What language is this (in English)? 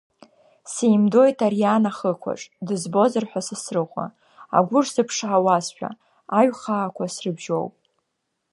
Abkhazian